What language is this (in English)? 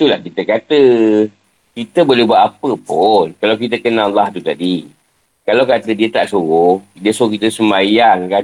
Malay